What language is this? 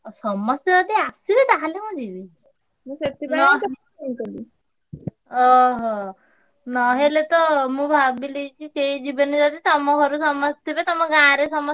Odia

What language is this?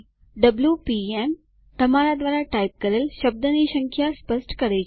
Gujarati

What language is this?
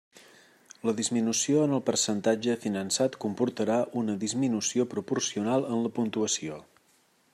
Catalan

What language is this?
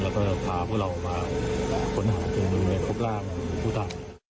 Thai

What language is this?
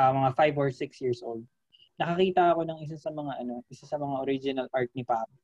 Filipino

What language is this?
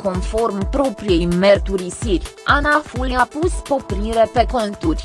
Romanian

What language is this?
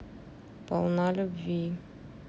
Russian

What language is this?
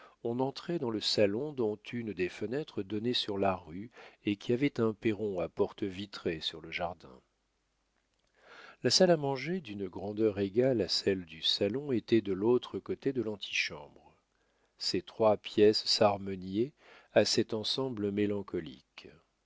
French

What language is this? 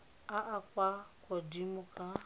Tswana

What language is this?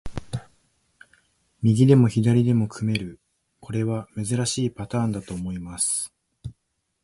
Japanese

